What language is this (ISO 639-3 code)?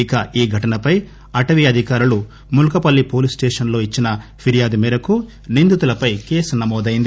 tel